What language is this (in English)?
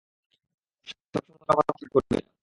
Bangla